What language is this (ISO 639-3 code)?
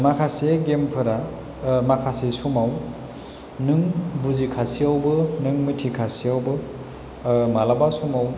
brx